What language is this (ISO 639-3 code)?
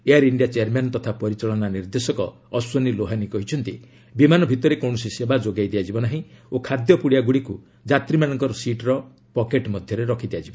ori